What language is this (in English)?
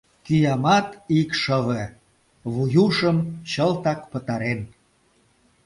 Mari